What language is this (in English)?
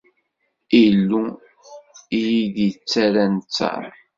Kabyle